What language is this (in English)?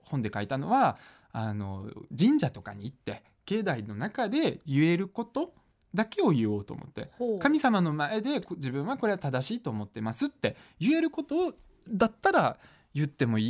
Japanese